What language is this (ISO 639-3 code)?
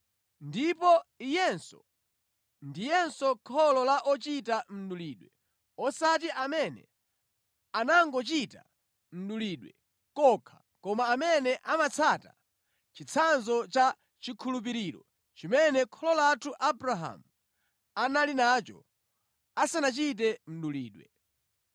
nya